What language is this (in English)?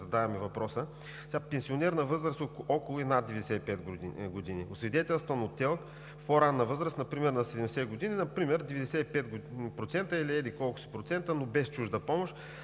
Bulgarian